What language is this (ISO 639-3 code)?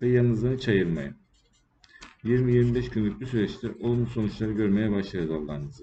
tur